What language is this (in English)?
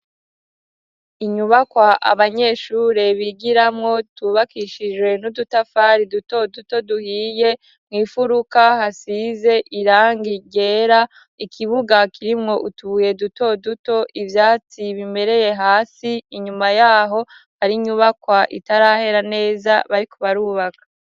Rundi